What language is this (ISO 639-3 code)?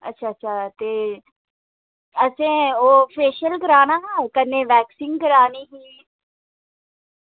doi